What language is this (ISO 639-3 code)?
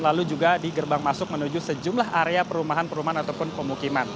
ind